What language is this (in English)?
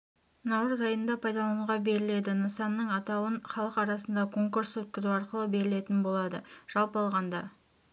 Kazakh